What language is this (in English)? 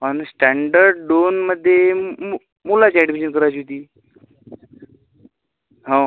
Marathi